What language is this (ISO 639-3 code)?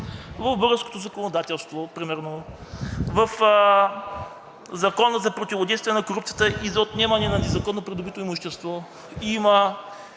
bul